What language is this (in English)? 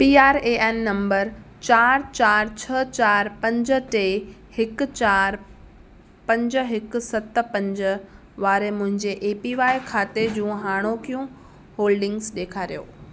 Sindhi